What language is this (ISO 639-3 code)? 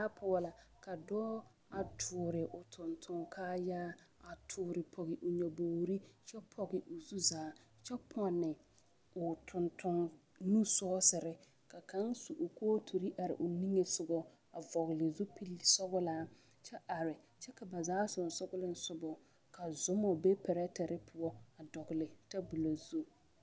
dga